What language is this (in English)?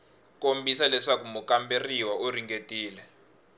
Tsonga